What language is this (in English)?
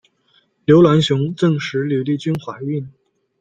Chinese